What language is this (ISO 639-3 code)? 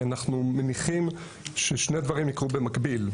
heb